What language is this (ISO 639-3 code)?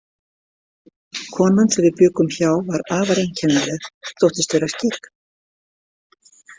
isl